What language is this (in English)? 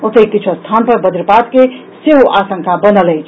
Maithili